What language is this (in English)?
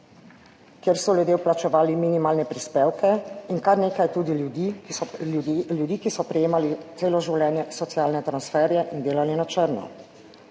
Slovenian